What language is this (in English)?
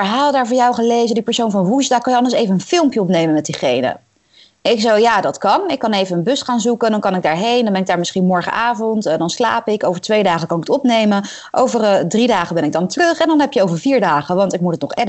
Dutch